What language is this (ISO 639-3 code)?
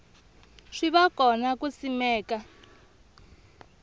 tso